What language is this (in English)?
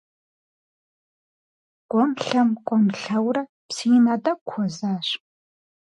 Kabardian